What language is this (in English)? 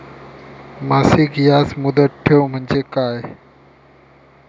Marathi